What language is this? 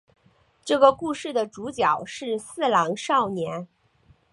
Chinese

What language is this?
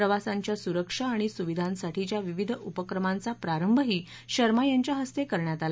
Marathi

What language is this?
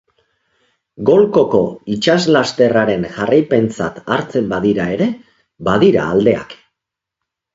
Basque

